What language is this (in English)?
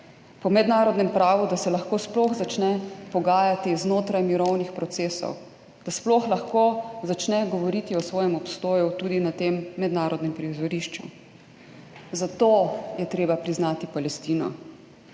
Slovenian